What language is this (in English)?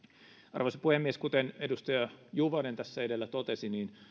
Finnish